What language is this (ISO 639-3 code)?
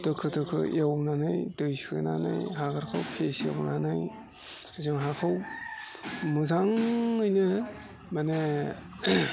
brx